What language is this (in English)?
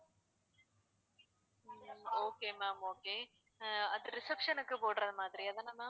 Tamil